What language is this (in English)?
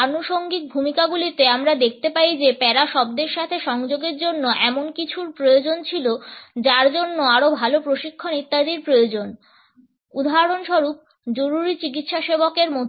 Bangla